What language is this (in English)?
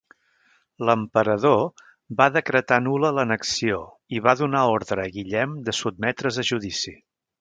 Catalan